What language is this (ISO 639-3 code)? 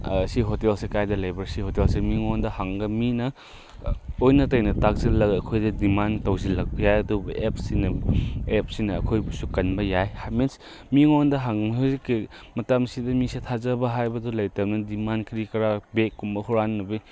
mni